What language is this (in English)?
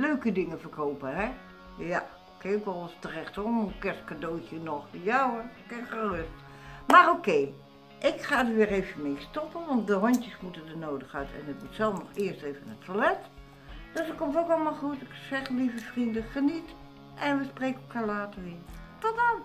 Dutch